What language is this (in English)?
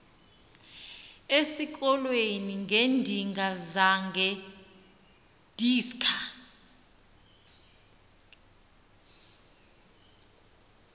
Xhosa